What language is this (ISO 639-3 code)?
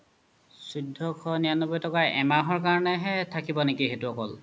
asm